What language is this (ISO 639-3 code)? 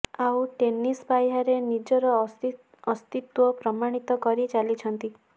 ori